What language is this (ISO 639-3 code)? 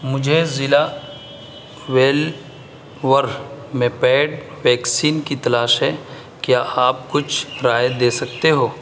urd